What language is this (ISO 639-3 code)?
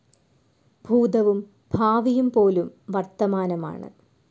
mal